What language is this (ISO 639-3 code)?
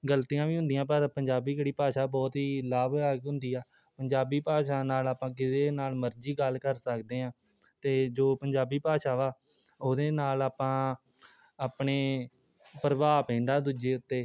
pan